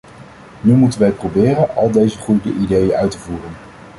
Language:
Dutch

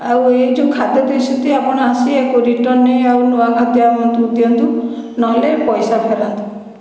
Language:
Odia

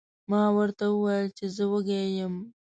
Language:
Pashto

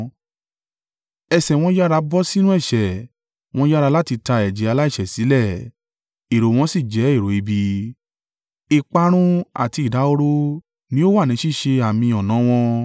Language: Yoruba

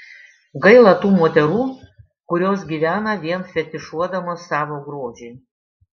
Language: Lithuanian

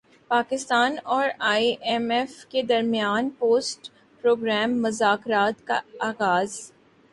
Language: Urdu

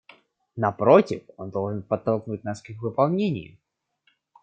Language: Russian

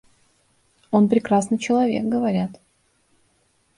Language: Russian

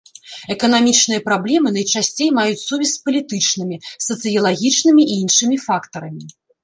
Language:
Belarusian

